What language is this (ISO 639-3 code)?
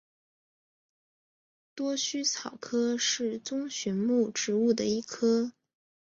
zho